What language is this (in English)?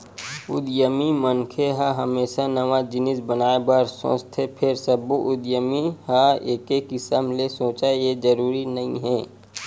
Chhattisgarhi